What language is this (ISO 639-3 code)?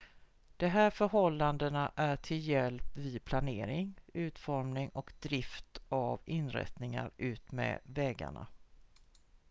swe